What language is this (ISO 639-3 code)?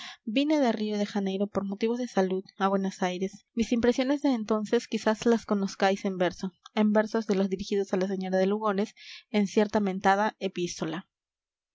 spa